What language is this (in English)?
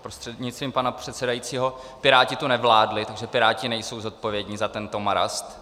Czech